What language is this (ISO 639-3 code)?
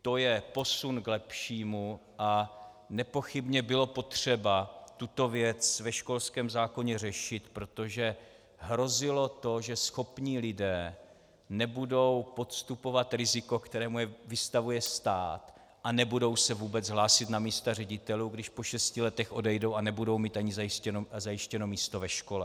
ces